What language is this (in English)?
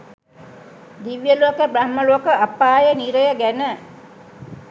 Sinhala